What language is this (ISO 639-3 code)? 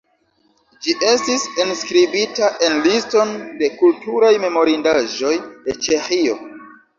epo